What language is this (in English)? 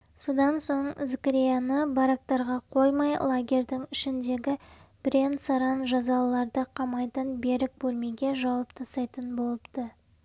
Kazakh